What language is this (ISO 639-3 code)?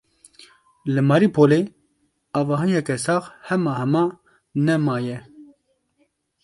kur